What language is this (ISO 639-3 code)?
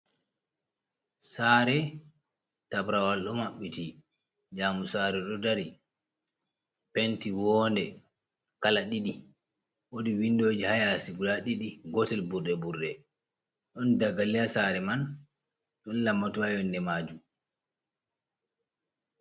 ful